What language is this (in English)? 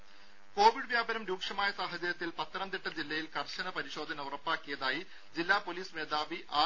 Malayalam